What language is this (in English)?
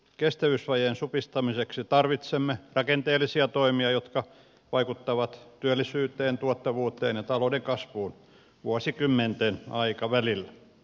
Finnish